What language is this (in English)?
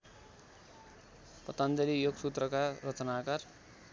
Nepali